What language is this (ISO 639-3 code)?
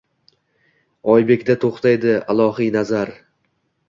uzb